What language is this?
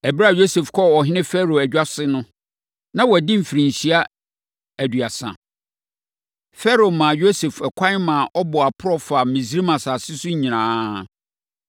Akan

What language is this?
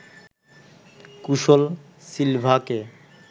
Bangla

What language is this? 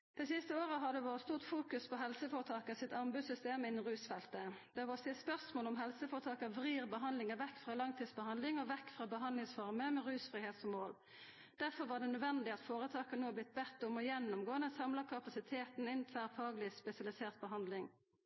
Norwegian Nynorsk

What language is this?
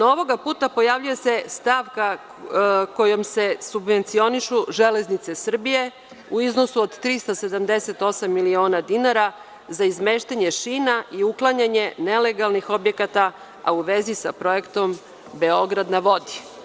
Serbian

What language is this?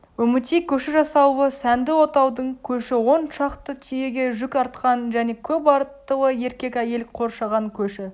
Kazakh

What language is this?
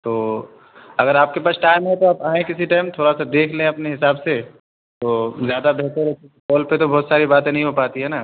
Urdu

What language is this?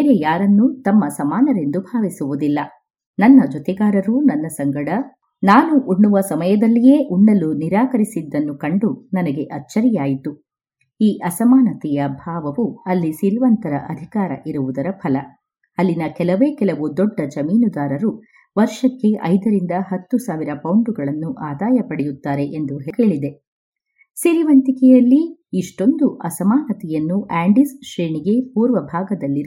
Kannada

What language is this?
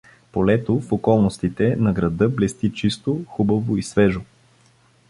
Bulgarian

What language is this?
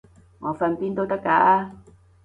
Cantonese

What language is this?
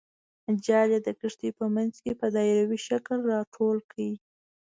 Pashto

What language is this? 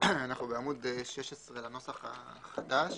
Hebrew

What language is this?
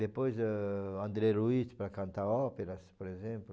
Portuguese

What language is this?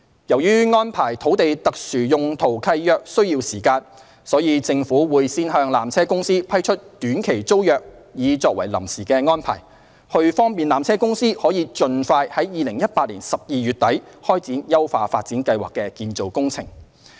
Cantonese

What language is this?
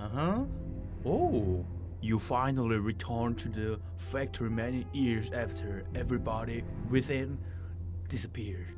Korean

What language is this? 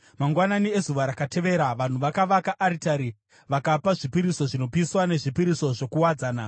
Shona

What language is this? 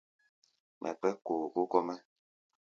Gbaya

